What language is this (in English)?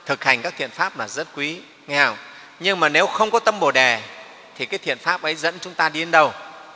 Vietnamese